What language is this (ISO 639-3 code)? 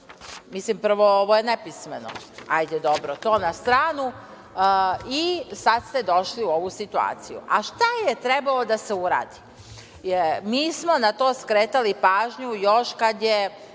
srp